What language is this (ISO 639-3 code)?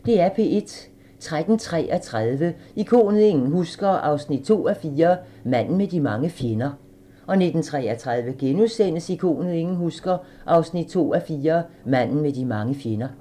dan